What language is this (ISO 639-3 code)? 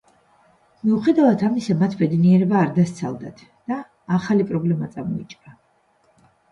kat